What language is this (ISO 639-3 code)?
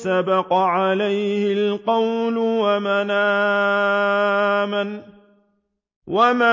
ara